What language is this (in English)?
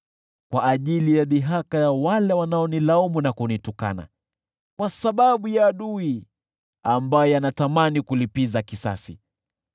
Swahili